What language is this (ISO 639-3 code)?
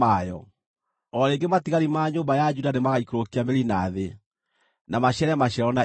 kik